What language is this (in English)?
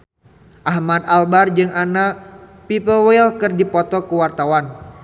Sundanese